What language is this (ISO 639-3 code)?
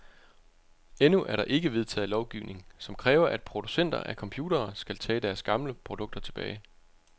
dan